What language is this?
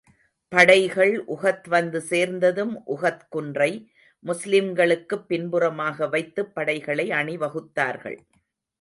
Tamil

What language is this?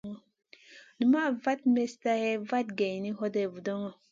Masana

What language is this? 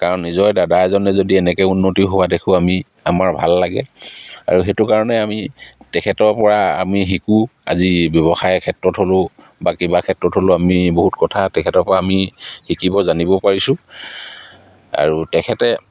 Assamese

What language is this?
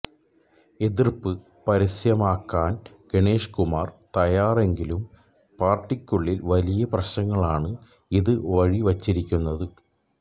Malayalam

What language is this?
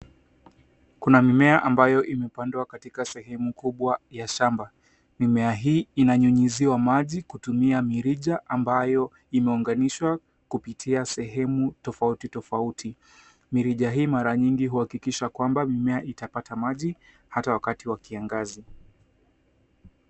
Swahili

